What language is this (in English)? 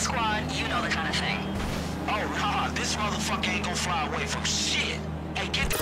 Korean